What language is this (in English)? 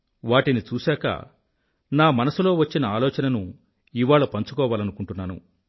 Telugu